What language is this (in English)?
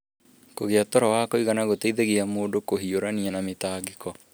Kikuyu